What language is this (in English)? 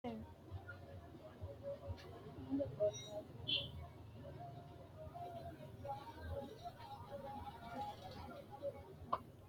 Sidamo